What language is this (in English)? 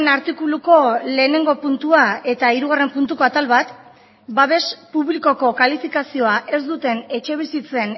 Basque